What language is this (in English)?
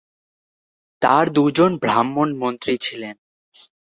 Bangla